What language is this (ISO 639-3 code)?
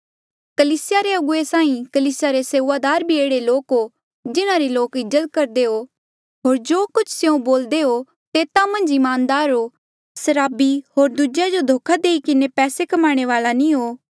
mjl